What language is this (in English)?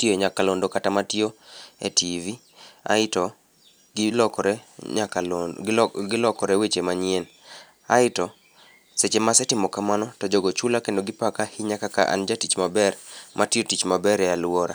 Luo (Kenya and Tanzania)